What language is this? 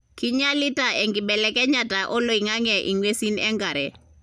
Masai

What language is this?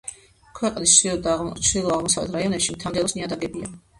Georgian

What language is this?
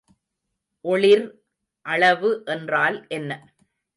Tamil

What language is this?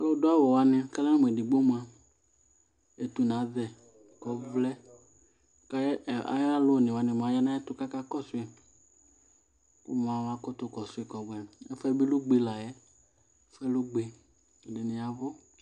Ikposo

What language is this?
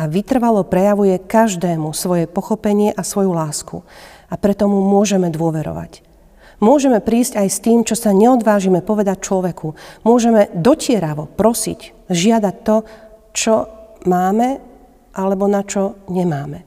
Slovak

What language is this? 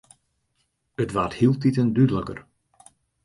Western Frisian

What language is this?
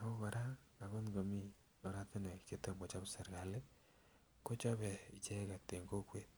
Kalenjin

